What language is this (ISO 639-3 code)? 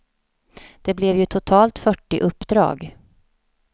swe